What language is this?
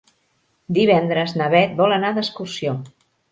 Catalan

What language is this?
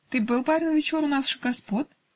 Russian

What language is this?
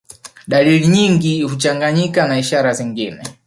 Swahili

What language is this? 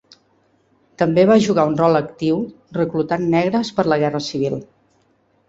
Catalan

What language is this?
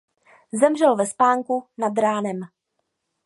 Czech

